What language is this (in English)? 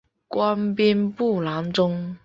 Chinese